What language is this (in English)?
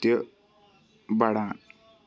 Kashmiri